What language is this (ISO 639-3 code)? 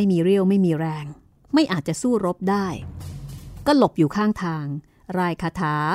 tha